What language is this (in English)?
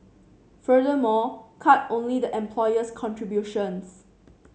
English